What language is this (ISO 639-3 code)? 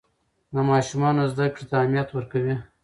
pus